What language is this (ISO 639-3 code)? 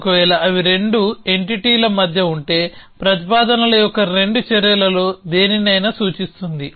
tel